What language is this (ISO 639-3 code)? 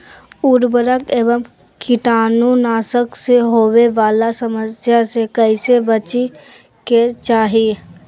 mag